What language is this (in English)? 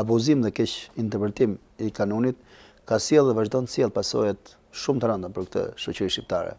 Romanian